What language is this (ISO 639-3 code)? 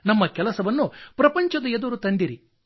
kan